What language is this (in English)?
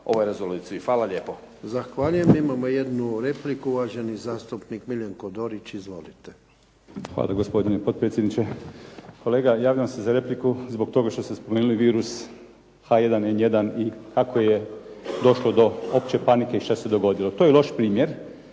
Croatian